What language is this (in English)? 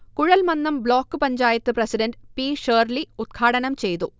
Malayalam